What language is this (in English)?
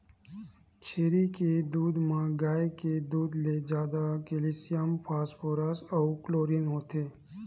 Chhattisgarhi